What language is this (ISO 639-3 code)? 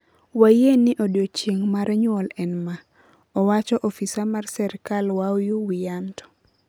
luo